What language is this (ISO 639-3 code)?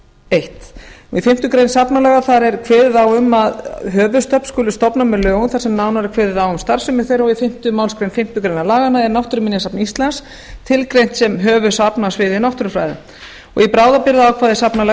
isl